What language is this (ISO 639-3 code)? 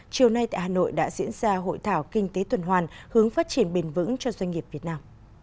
vie